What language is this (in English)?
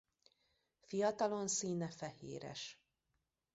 Hungarian